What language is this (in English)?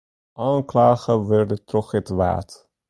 Western Frisian